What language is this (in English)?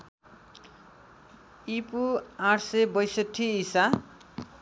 Nepali